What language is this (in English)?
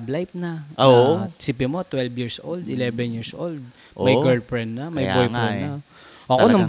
Filipino